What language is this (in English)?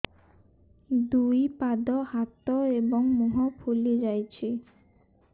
Odia